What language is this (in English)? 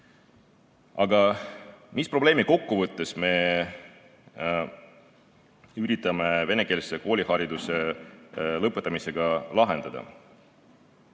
Estonian